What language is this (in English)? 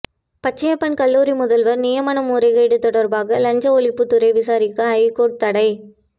Tamil